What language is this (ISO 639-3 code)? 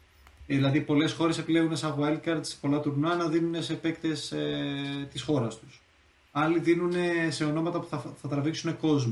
ell